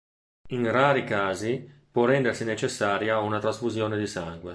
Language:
Italian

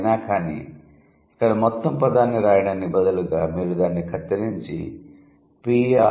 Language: Telugu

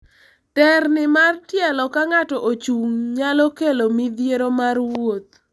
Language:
Luo (Kenya and Tanzania)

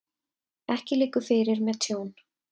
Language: Icelandic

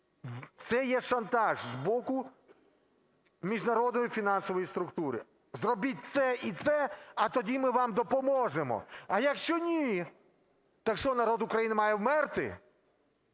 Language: Ukrainian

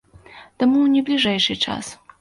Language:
Belarusian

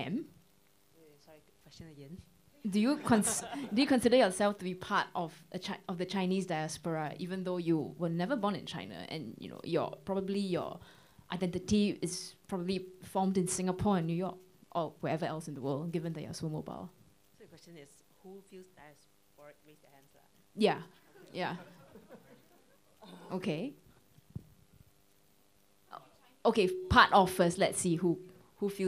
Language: English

